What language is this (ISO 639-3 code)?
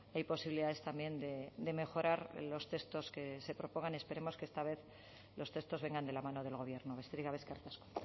spa